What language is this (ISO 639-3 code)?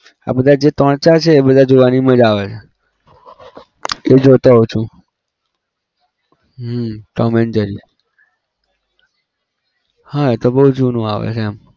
guj